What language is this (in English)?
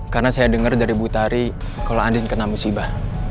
Indonesian